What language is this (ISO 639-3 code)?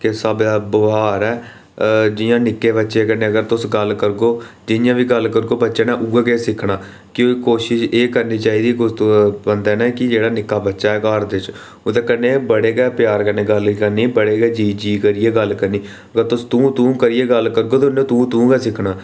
doi